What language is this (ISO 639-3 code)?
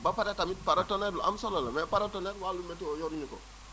wol